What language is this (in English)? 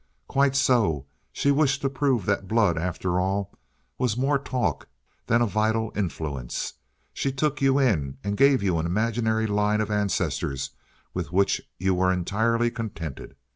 English